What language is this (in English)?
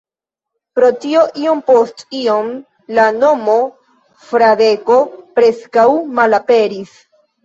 Esperanto